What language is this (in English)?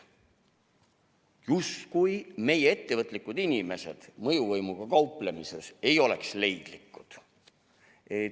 Estonian